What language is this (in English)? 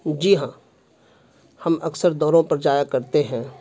Urdu